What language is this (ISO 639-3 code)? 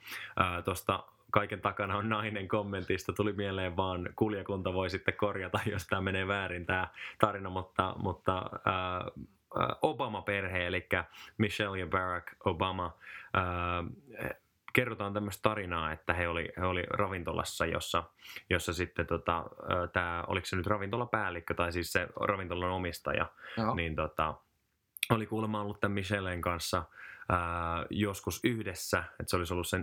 fin